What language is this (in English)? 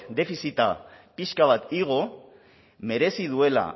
Basque